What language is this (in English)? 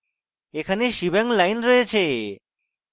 Bangla